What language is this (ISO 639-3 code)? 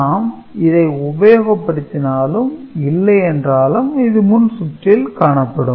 tam